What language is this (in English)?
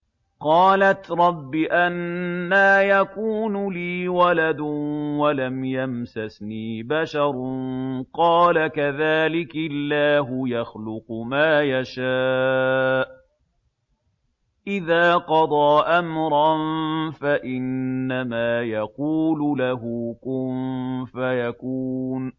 Arabic